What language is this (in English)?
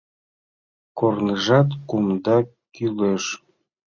Mari